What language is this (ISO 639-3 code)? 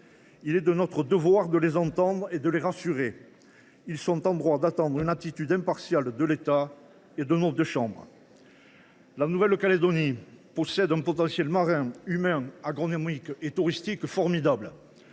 fra